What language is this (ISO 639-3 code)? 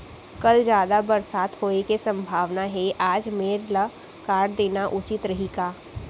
hne